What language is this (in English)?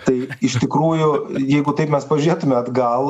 Lithuanian